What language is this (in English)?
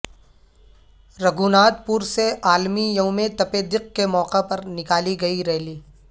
Urdu